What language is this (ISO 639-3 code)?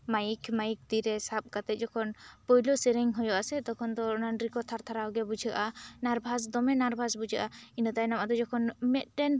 sat